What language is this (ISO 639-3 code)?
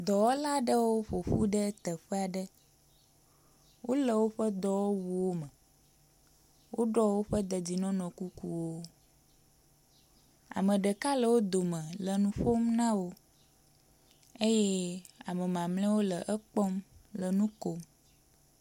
ewe